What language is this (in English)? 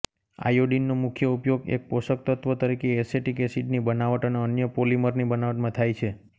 Gujarati